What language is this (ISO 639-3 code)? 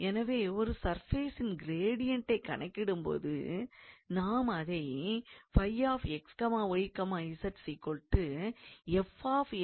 tam